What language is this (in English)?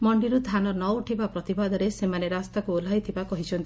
Odia